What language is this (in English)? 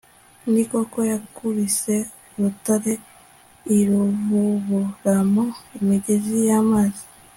Kinyarwanda